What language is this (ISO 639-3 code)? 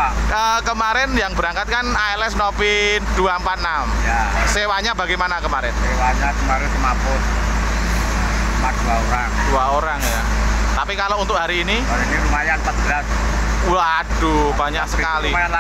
ind